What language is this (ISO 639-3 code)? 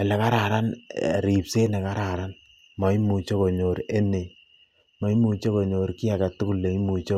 kln